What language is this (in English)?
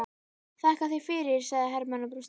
Icelandic